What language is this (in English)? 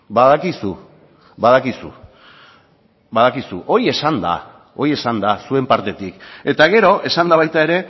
Basque